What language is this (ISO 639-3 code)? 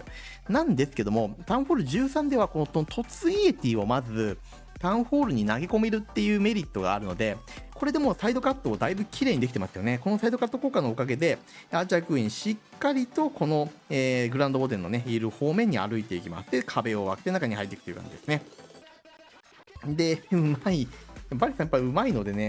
jpn